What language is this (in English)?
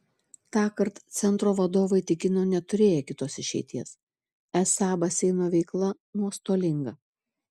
Lithuanian